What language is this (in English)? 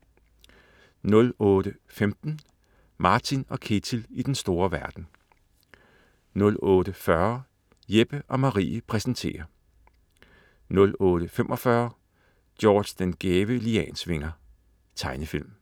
Danish